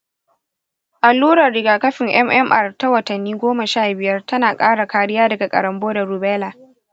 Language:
Hausa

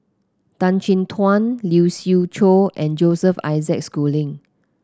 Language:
English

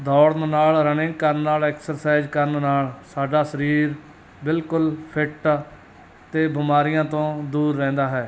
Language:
Punjabi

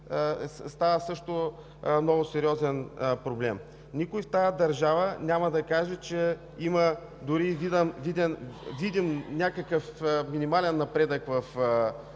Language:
Bulgarian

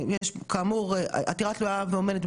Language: Hebrew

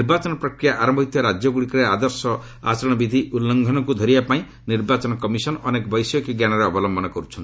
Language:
Odia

